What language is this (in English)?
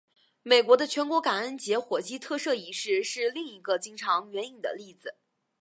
Chinese